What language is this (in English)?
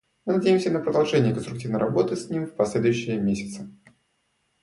Russian